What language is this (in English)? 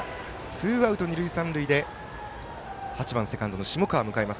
Japanese